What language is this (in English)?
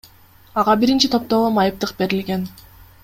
Kyrgyz